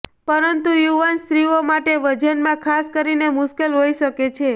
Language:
Gujarati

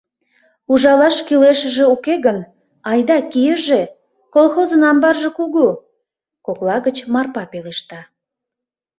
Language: Mari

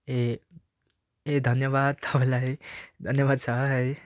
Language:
Nepali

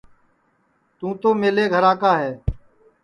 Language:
Sansi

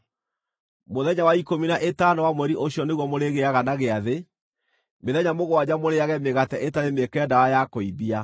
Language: Kikuyu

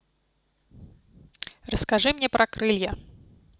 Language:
Russian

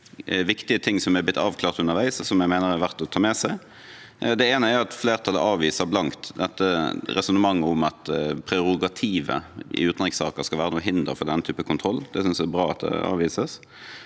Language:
Norwegian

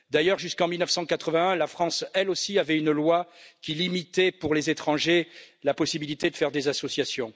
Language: French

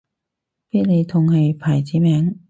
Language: Cantonese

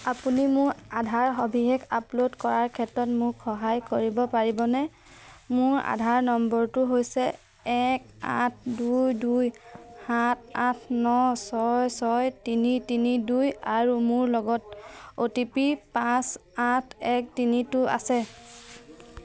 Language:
Assamese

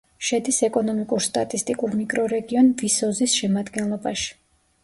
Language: Georgian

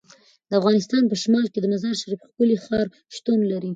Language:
Pashto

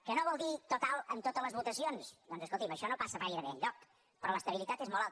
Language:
Catalan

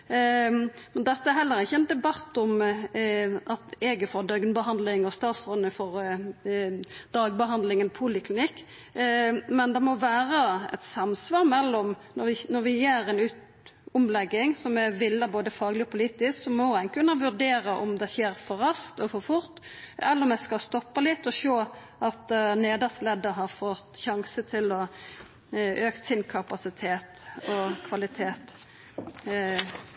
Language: Norwegian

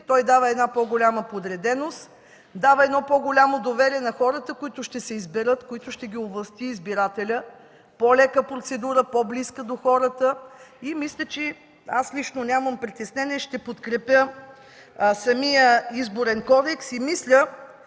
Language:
Bulgarian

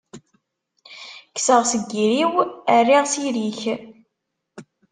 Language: Kabyle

